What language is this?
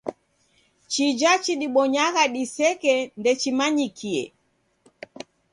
Taita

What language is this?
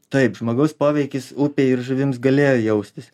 Lithuanian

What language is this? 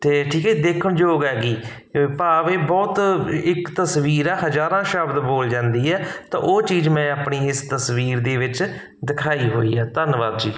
Punjabi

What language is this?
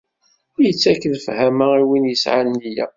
Kabyle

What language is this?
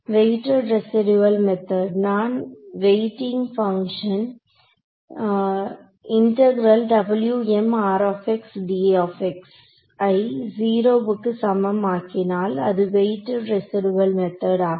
Tamil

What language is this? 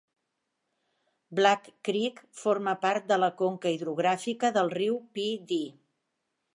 Catalan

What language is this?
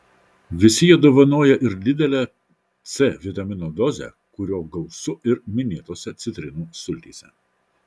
Lithuanian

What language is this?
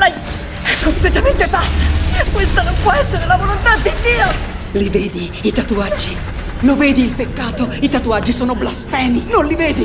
Italian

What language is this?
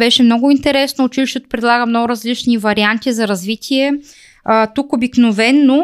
Bulgarian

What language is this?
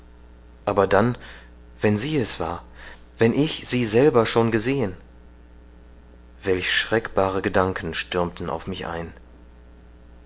German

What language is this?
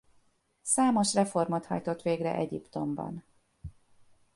Hungarian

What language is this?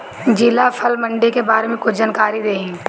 Bhojpuri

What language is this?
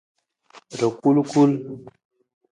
Nawdm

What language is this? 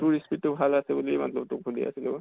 Assamese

